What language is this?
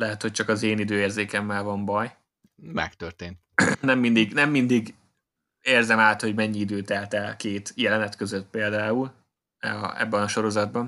Hungarian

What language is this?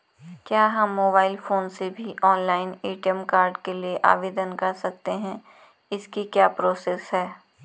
Hindi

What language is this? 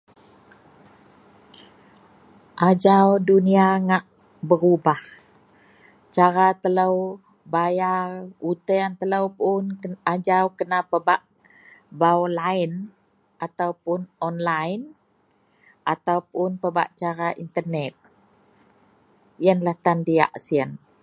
Central Melanau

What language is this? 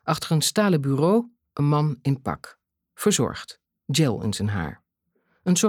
Dutch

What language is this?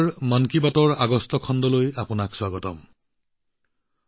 Assamese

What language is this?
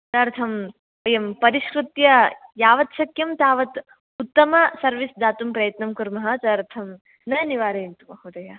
Sanskrit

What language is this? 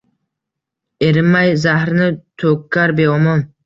Uzbek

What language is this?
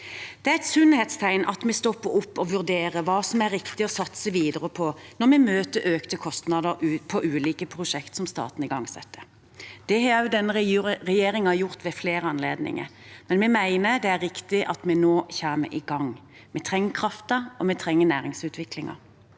Norwegian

